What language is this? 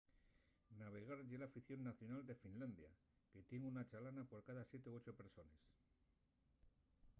Asturian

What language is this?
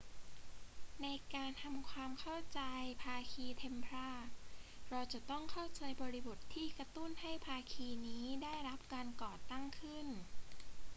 Thai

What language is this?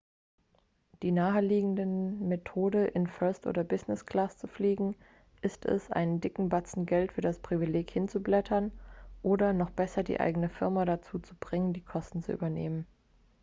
German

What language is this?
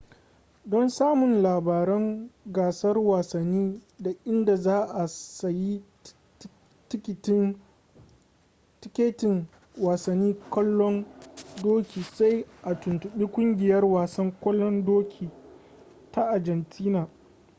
Hausa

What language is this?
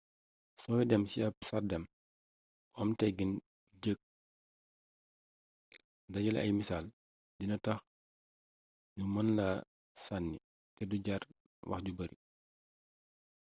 Wolof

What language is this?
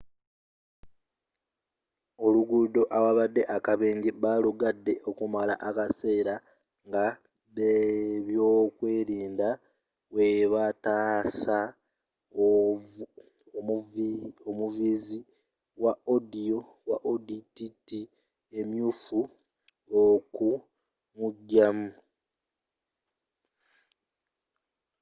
Ganda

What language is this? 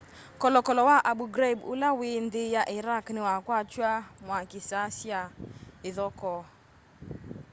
Kamba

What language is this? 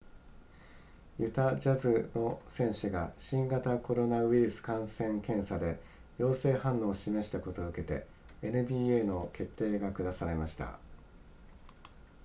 Japanese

